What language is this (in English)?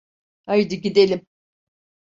Turkish